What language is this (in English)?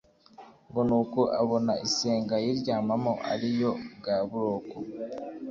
Kinyarwanda